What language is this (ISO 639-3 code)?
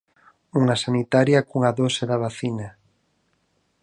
glg